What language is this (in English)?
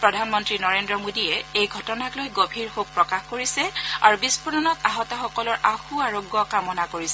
Assamese